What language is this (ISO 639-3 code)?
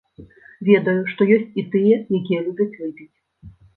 bel